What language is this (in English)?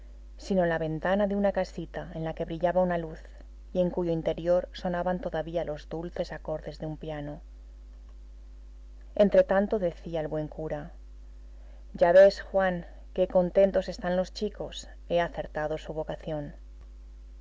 Spanish